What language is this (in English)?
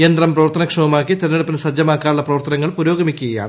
Malayalam